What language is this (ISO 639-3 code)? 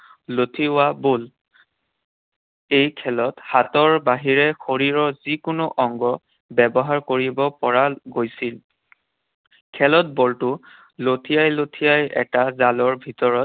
asm